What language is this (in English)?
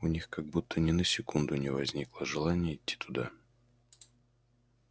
Russian